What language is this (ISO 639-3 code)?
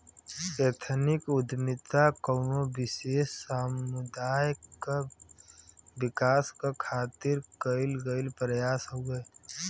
bho